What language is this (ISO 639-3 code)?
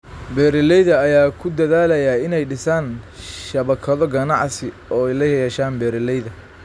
som